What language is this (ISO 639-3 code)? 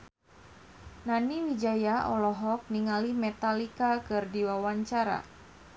sun